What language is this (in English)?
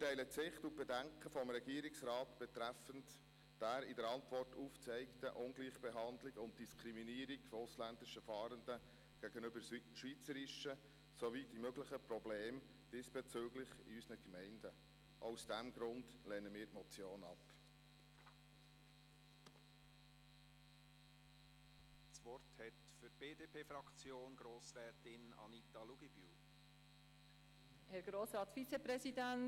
Swiss German